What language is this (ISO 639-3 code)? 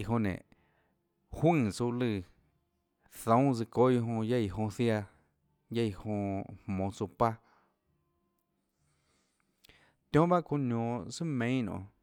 ctl